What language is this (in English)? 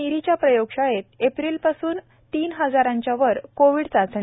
Marathi